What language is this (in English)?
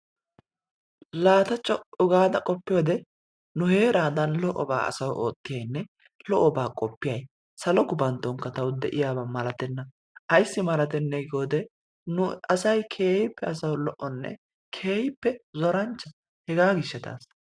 Wolaytta